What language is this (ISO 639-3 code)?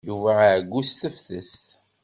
kab